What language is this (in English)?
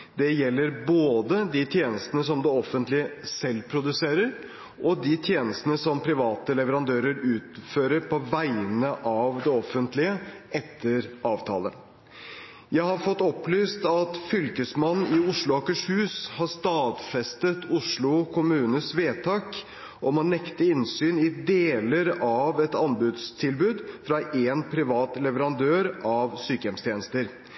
Norwegian Bokmål